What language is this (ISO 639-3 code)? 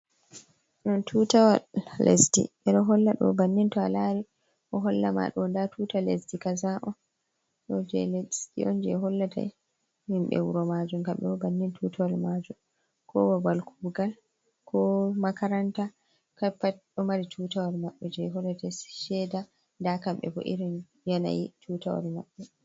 ful